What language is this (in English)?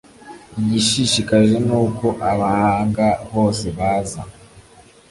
Kinyarwanda